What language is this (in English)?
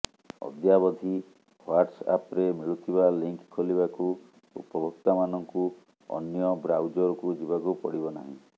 Odia